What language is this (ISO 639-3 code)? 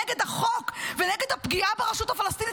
heb